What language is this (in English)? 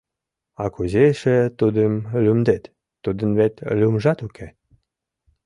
Mari